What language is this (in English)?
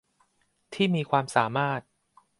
Thai